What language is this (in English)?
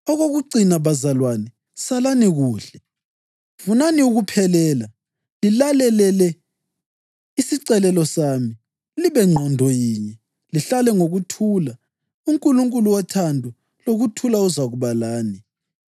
North Ndebele